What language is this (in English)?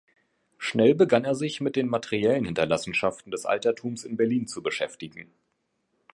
German